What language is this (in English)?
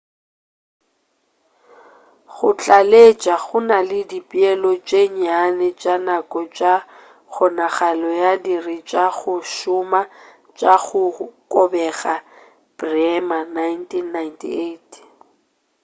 Northern Sotho